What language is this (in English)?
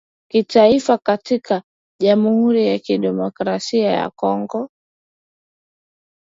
Swahili